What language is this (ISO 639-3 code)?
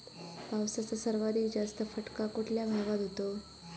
mar